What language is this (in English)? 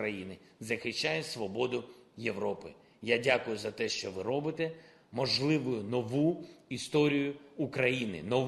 Ukrainian